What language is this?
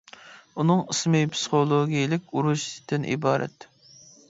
Uyghur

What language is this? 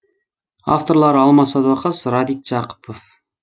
Kazakh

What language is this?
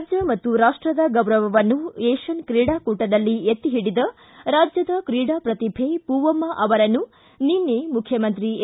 Kannada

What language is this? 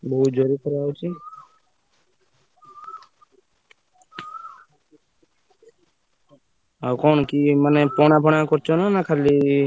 Odia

